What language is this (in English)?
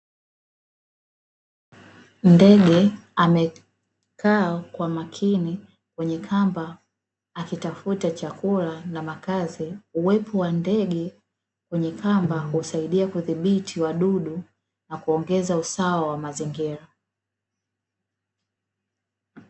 Swahili